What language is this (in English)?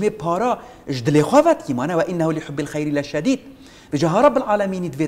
Arabic